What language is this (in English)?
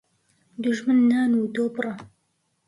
Central Kurdish